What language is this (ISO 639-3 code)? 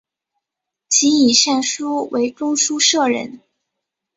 zho